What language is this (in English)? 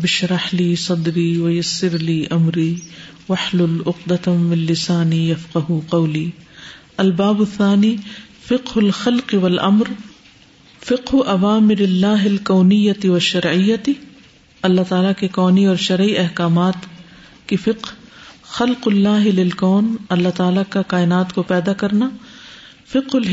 Urdu